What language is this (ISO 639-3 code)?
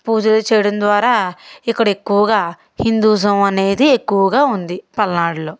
tel